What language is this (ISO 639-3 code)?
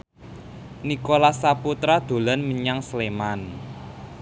jav